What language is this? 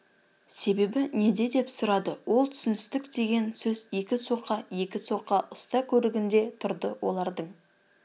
Kazakh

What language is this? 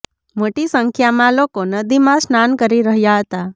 Gujarati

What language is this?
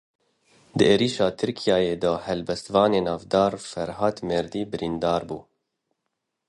Kurdish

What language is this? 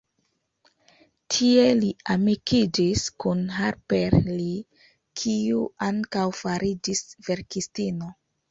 Esperanto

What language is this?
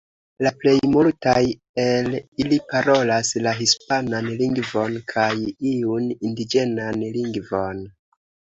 Esperanto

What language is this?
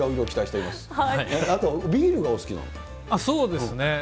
Japanese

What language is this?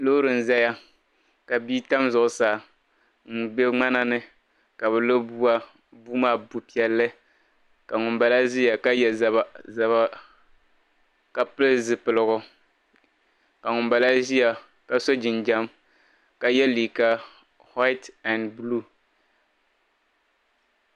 Dagbani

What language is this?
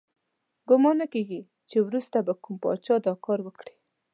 Pashto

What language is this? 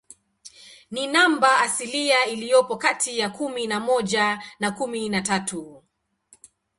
Swahili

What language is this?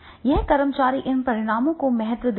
Hindi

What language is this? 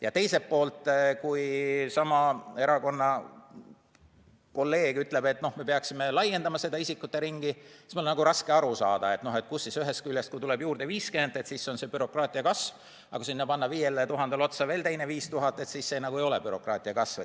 Estonian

